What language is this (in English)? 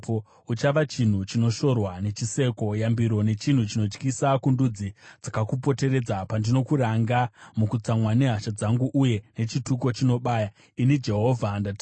Shona